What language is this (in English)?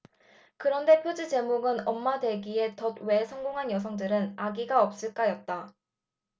Korean